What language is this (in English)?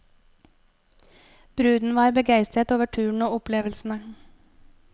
Norwegian